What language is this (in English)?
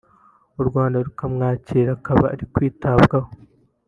Kinyarwanda